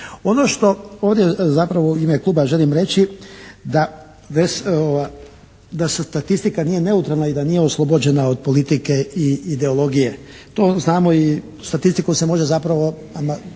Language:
Croatian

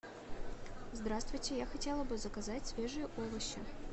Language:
Russian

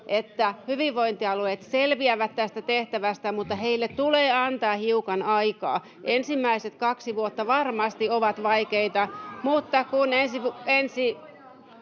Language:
Finnish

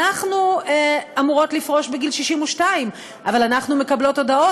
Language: Hebrew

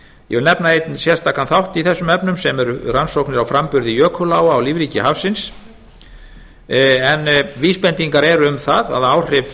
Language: Icelandic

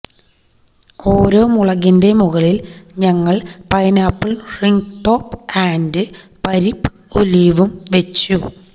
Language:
Malayalam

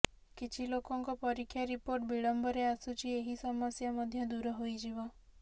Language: Odia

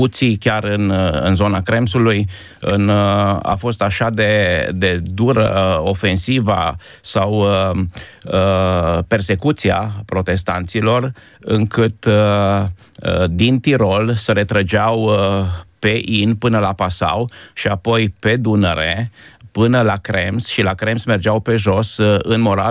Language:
Romanian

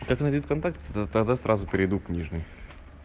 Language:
Russian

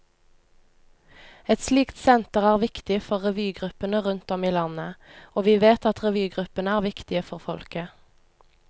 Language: Norwegian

